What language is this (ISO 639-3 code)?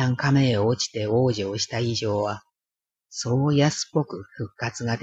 jpn